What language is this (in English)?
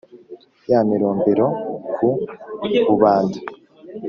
Kinyarwanda